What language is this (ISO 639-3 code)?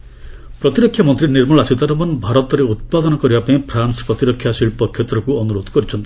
ori